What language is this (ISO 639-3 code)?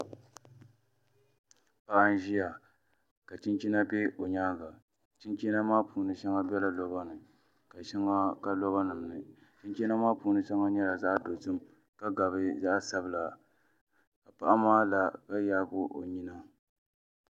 dag